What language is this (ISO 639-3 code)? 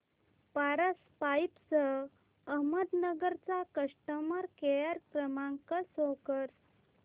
mar